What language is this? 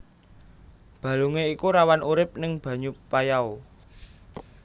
Javanese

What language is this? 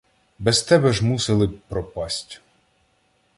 Ukrainian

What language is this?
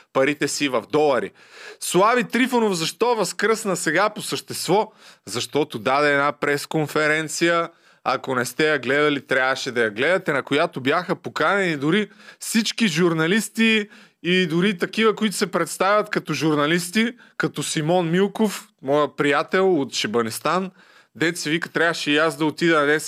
Bulgarian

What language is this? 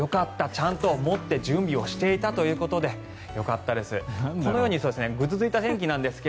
Japanese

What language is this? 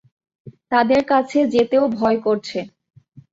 Bangla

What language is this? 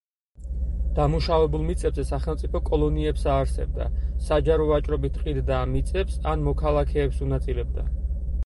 Georgian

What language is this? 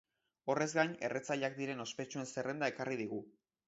Basque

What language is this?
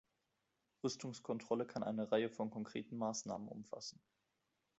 German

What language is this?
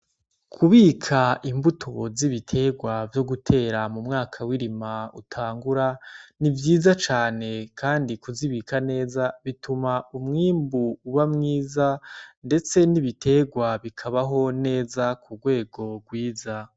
Rundi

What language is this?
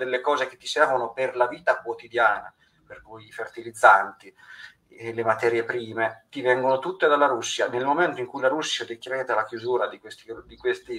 Italian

